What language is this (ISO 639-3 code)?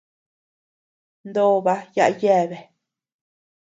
cux